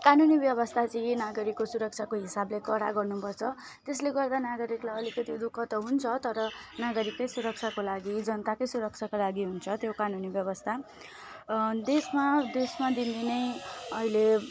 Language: Nepali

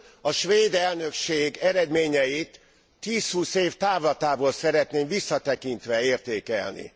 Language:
Hungarian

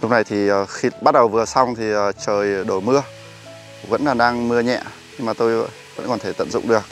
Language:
Vietnamese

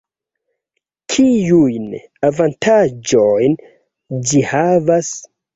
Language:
Esperanto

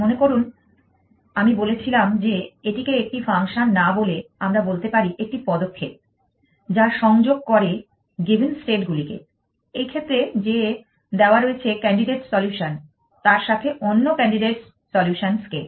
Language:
Bangla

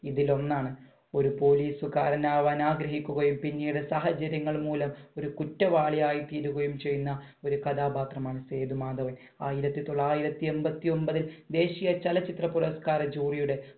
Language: Malayalam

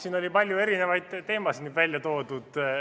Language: Estonian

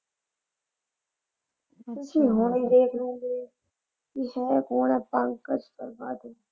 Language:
Punjabi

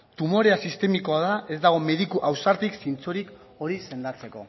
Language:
Basque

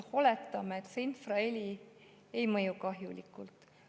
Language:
Estonian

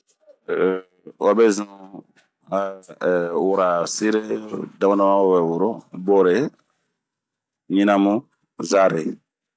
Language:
Bomu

